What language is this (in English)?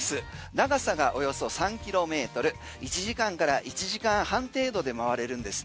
Japanese